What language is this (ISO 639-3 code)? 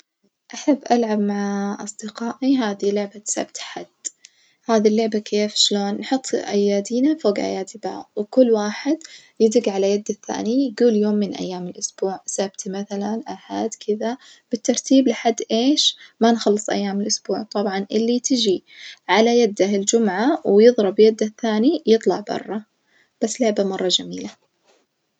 ars